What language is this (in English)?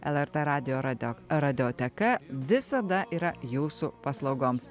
Lithuanian